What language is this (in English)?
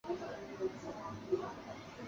Chinese